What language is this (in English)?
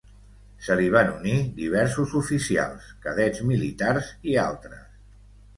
Catalan